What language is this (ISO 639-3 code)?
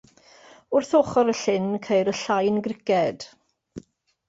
cym